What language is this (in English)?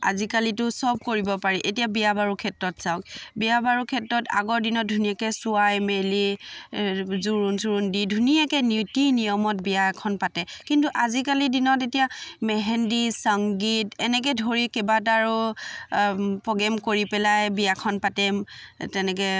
Assamese